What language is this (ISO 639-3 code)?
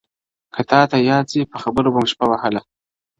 pus